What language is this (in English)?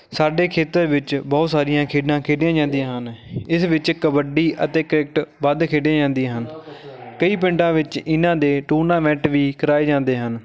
Punjabi